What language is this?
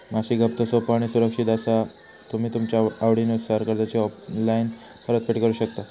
Marathi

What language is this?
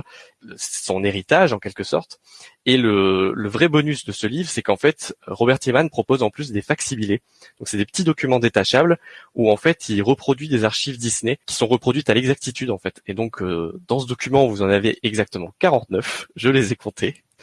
French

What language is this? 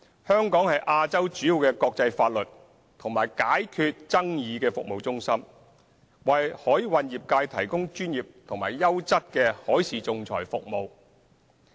Cantonese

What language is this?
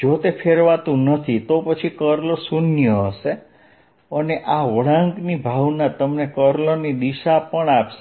Gujarati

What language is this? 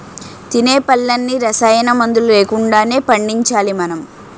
Telugu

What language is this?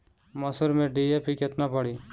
Bhojpuri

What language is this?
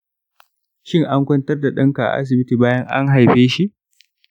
Hausa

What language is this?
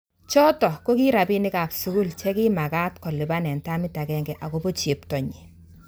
Kalenjin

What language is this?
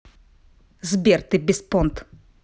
Russian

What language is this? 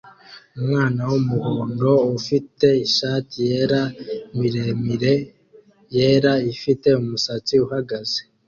Kinyarwanda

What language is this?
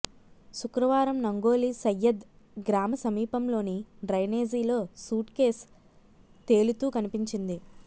Telugu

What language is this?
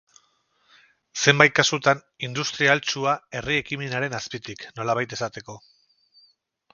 Basque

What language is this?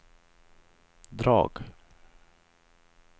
Swedish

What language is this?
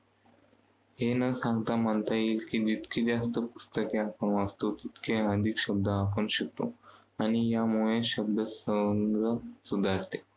Marathi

